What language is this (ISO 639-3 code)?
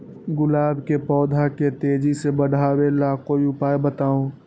mag